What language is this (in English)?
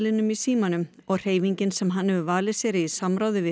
Icelandic